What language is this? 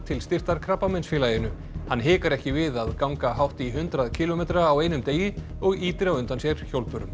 Icelandic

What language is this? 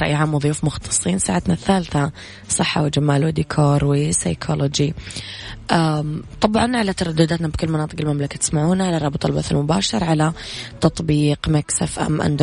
Arabic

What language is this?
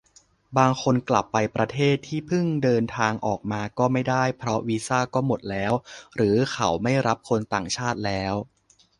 Thai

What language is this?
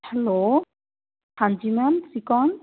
Punjabi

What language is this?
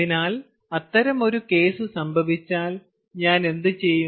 Malayalam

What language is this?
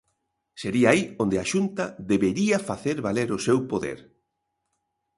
Galician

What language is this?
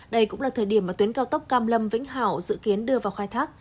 Vietnamese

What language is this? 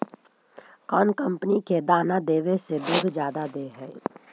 Magahi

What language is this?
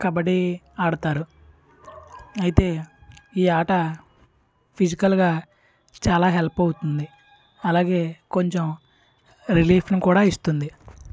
Telugu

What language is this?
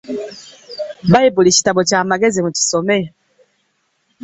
Ganda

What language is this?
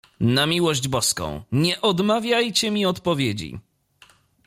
Polish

